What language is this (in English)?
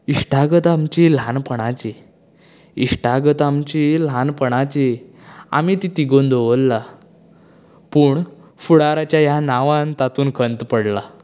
Konkani